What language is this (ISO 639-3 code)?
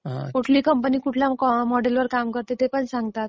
mar